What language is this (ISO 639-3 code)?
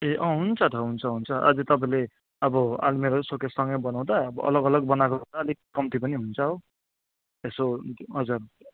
nep